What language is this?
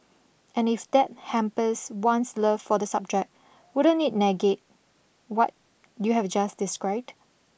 English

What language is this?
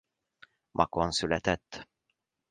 Hungarian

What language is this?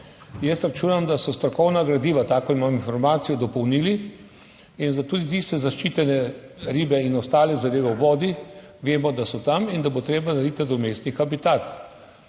Slovenian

